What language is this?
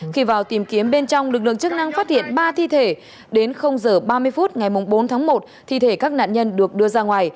Vietnamese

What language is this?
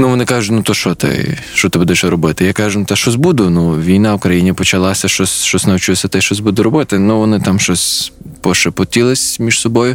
Ukrainian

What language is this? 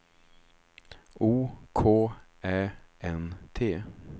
Swedish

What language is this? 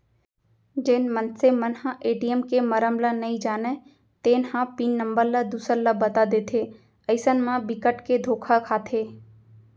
Chhattisgarhi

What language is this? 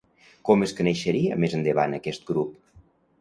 Catalan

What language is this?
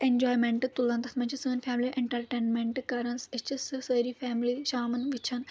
Kashmiri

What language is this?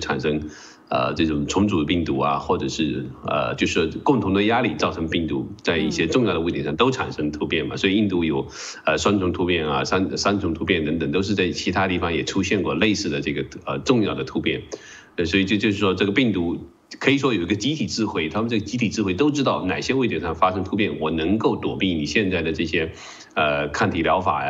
Chinese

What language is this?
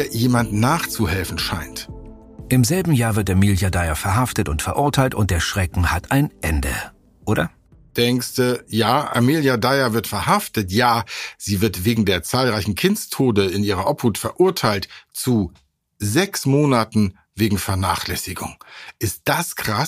German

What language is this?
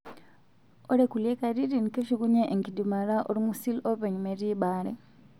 Masai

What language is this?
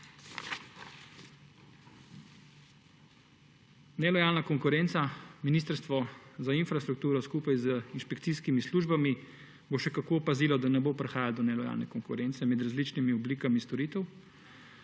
Slovenian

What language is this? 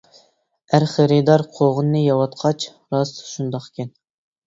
Uyghur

